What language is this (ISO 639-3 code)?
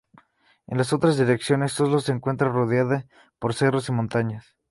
spa